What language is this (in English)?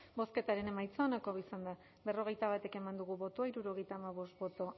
Basque